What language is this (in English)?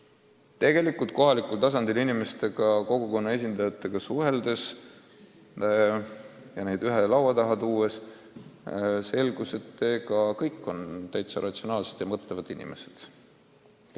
Estonian